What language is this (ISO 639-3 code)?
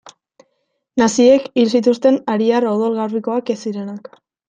eus